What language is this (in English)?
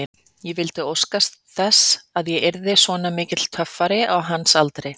Icelandic